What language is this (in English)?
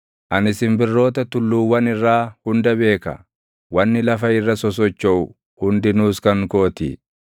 Oromo